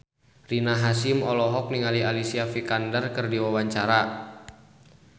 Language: Sundanese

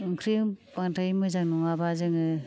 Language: Bodo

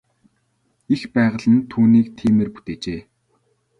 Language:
Mongolian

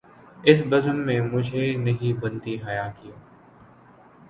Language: Urdu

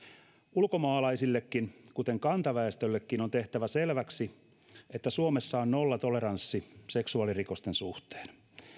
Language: Finnish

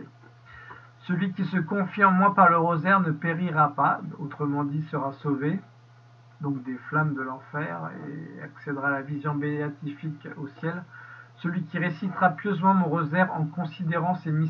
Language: French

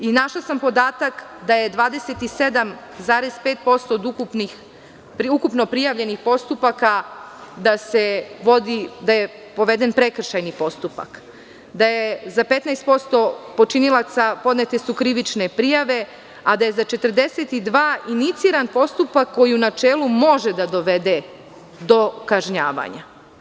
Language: Serbian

